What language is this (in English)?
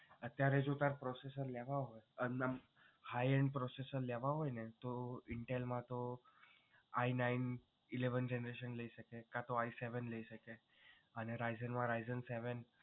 Gujarati